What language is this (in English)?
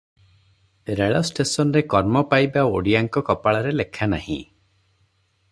Odia